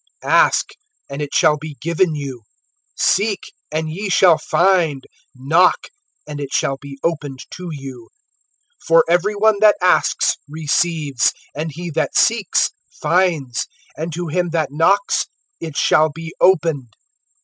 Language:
English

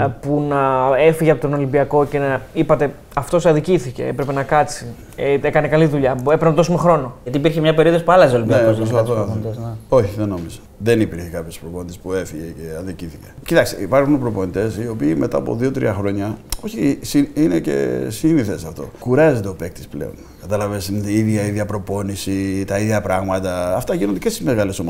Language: Greek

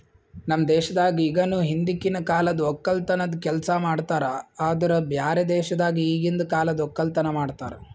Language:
Kannada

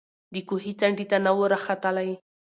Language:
Pashto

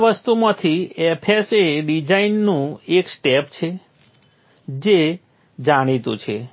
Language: Gujarati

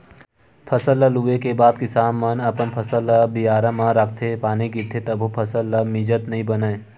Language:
Chhattisgarhi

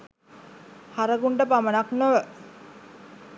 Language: Sinhala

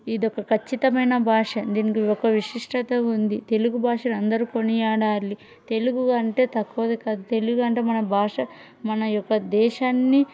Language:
Telugu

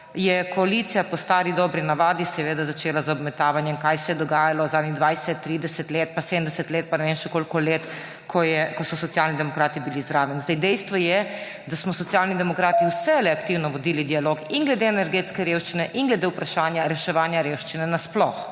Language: Slovenian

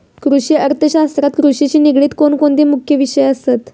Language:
Marathi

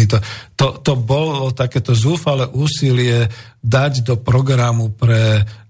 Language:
Slovak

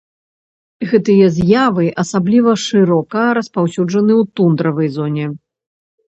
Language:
Belarusian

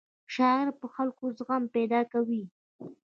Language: Pashto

